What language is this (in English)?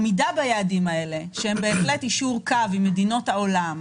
Hebrew